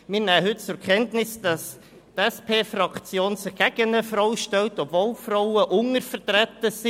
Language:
Swiss German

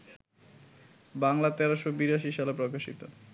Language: Bangla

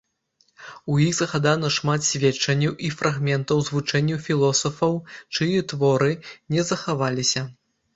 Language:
Belarusian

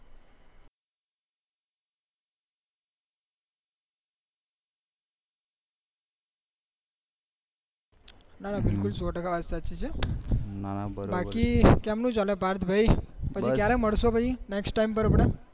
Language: Gujarati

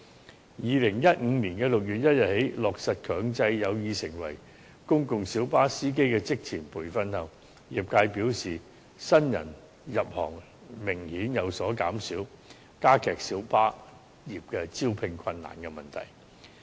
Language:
Cantonese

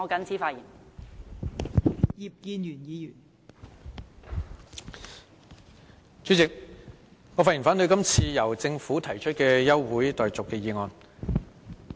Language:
Cantonese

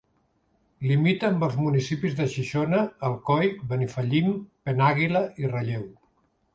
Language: Catalan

